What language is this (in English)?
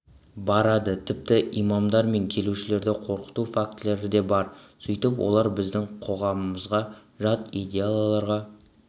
Kazakh